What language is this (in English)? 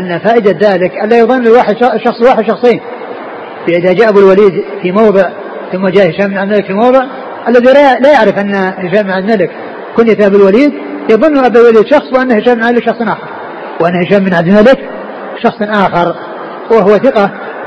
Arabic